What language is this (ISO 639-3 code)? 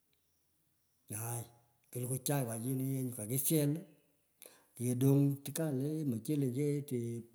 pko